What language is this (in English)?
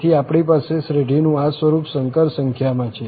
Gujarati